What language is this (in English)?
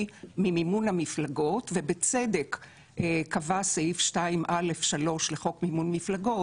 Hebrew